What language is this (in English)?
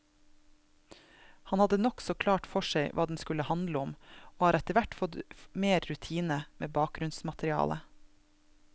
Norwegian